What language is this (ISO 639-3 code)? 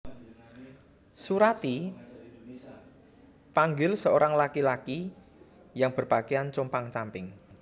jav